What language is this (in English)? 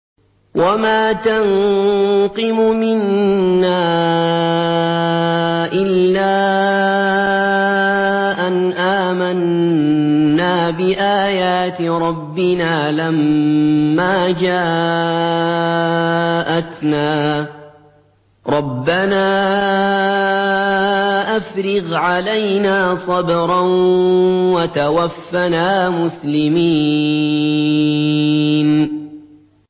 Arabic